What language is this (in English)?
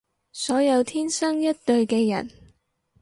Cantonese